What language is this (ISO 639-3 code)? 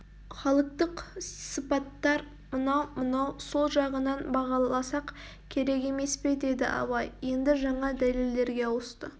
kaz